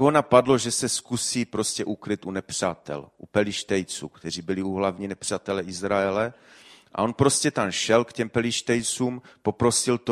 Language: Czech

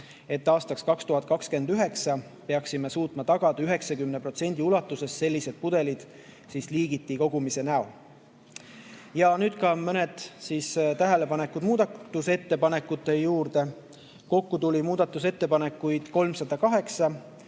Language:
Estonian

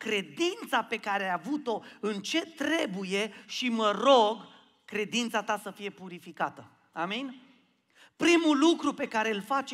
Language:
Romanian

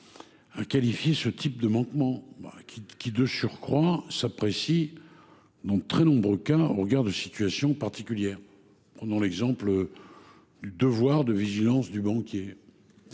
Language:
French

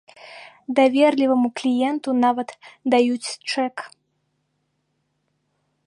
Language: Belarusian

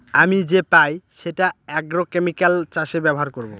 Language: Bangla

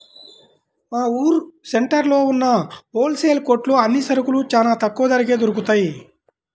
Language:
Telugu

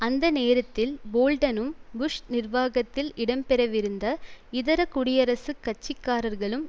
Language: Tamil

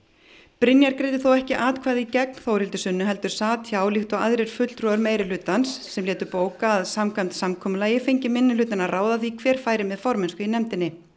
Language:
Icelandic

